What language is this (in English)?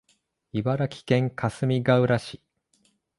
Japanese